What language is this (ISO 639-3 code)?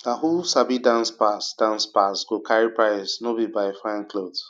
pcm